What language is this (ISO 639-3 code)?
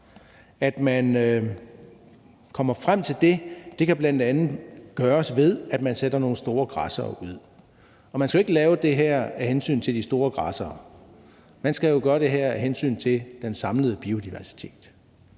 dan